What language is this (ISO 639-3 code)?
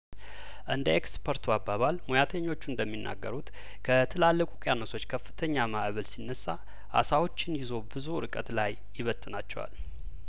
amh